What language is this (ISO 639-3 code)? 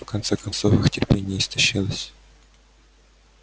rus